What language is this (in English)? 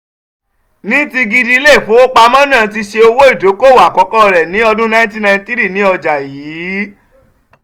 Yoruba